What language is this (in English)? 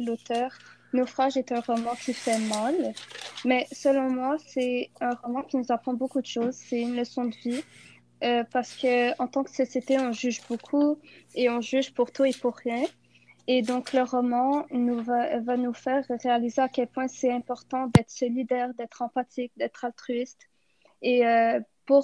French